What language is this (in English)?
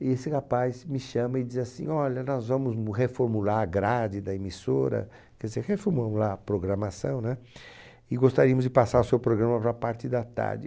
Portuguese